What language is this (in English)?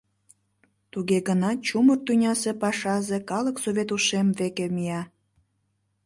Mari